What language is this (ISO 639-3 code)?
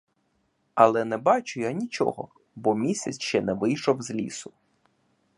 ukr